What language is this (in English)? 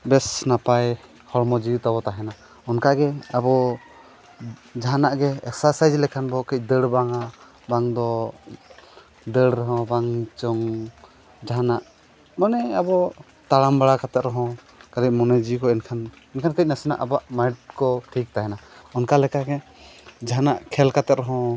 Santali